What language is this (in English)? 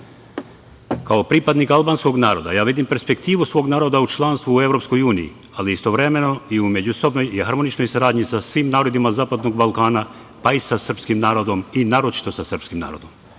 Serbian